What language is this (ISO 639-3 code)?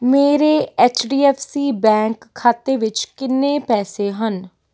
pan